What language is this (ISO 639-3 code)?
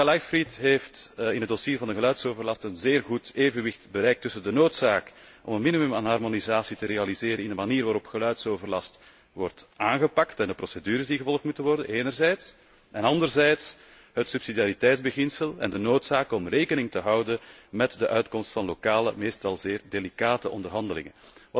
nld